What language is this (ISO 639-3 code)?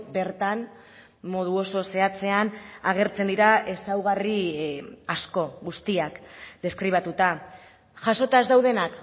eus